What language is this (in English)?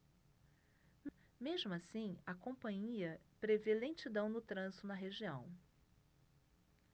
Portuguese